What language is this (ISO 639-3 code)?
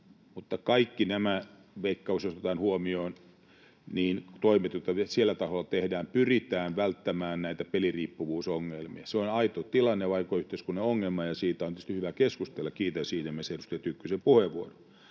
fin